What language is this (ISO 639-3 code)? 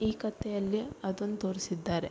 kan